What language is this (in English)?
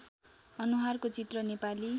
Nepali